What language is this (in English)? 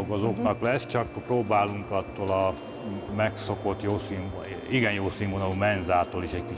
Hungarian